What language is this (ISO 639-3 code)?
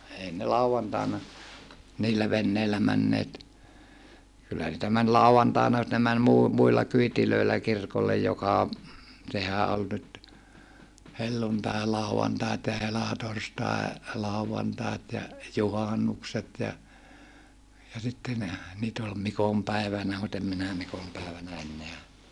fin